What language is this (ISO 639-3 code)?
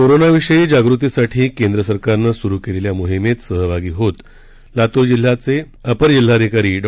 mar